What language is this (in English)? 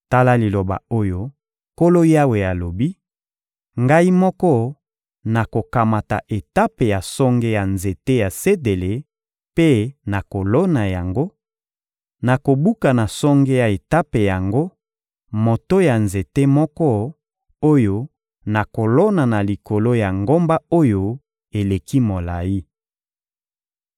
Lingala